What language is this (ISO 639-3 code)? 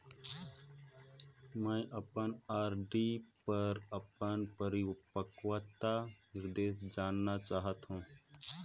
hne